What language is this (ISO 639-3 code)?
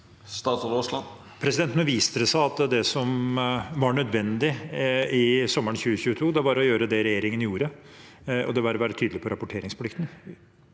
nor